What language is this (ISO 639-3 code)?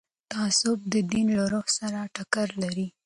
pus